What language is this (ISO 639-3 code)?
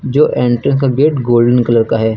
hin